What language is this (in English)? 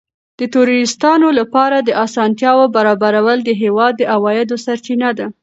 Pashto